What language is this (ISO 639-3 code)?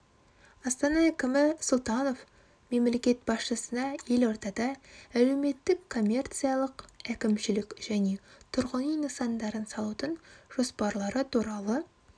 kaz